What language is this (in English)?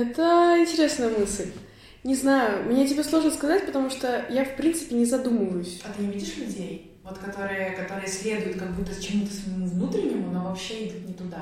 Russian